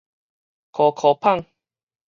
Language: Min Nan Chinese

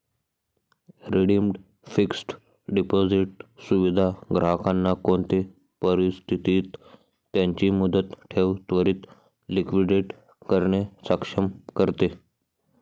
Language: Marathi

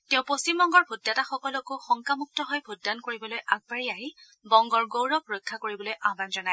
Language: Assamese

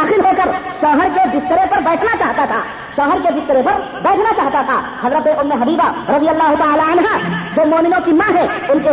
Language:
Urdu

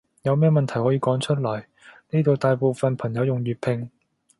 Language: Cantonese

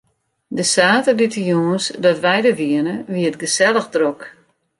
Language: Western Frisian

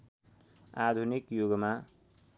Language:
Nepali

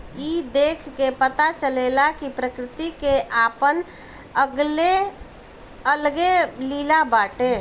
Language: Bhojpuri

